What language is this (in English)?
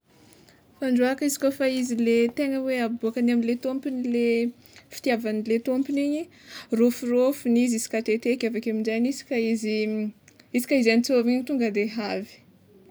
Tsimihety Malagasy